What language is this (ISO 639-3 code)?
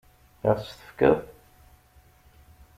kab